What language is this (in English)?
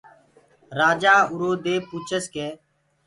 Gurgula